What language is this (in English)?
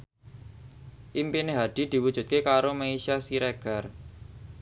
Javanese